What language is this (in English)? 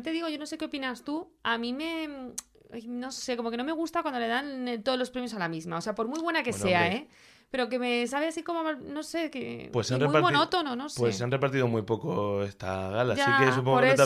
Spanish